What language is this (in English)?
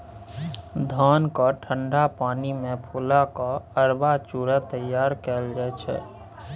Maithili